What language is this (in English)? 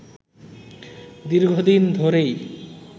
Bangla